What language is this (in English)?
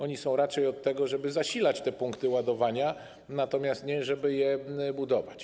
Polish